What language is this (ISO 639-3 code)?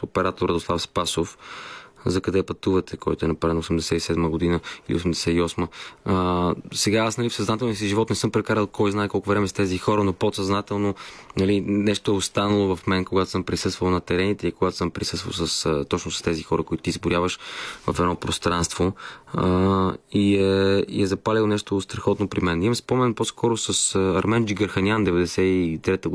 bul